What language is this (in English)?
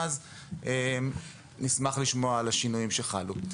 Hebrew